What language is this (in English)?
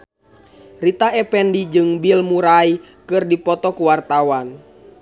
Sundanese